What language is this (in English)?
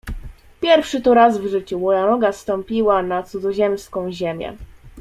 Polish